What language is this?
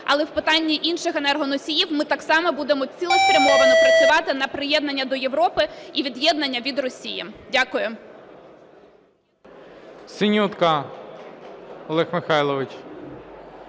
Ukrainian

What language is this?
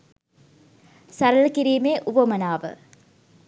Sinhala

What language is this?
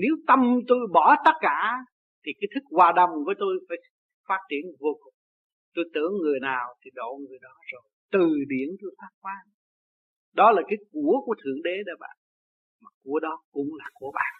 Vietnamese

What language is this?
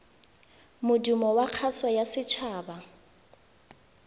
Tswana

